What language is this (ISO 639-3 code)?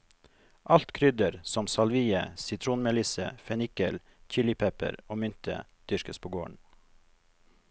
nor